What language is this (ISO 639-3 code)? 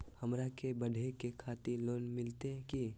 mag